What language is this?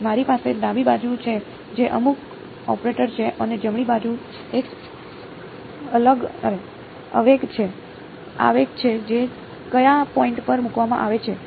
Gujarati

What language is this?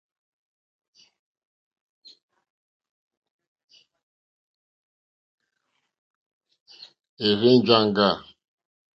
Mokpwe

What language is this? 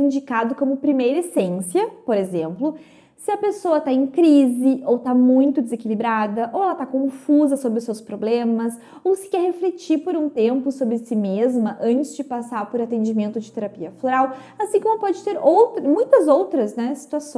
Portuguese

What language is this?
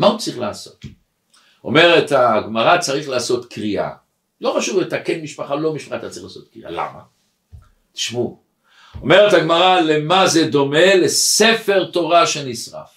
Hebrew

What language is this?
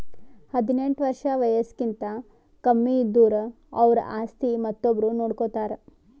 Kannada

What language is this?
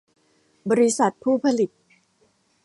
Thai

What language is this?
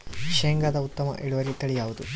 Kannada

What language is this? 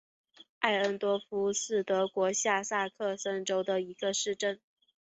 Chinese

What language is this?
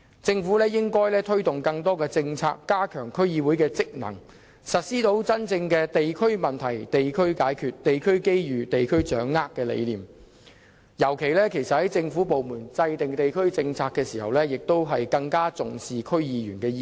Cantonese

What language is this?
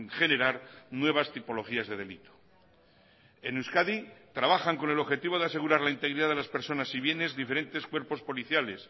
Spanish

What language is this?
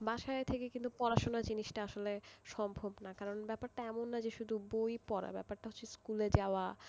Bangla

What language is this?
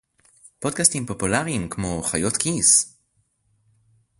Hebrew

